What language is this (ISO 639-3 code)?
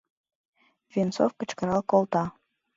chm